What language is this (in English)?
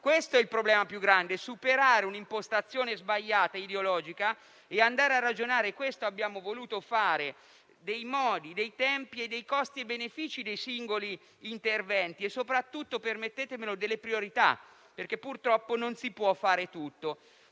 Italian